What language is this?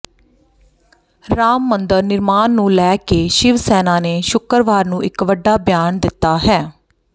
Punjabi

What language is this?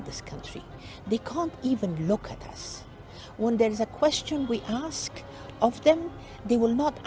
Indonesian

